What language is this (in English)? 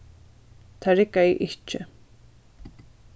Faroese